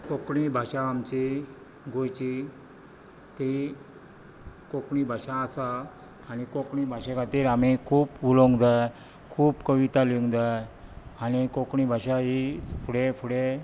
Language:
Konkani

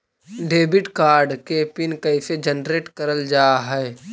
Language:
Magahi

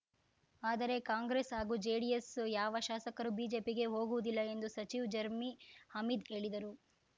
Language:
Kannada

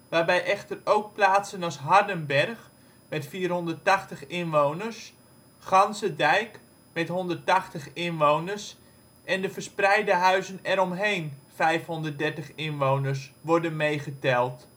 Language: Dutch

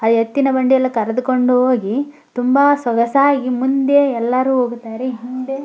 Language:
Kannada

